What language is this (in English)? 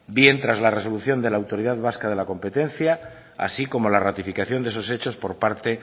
Spanish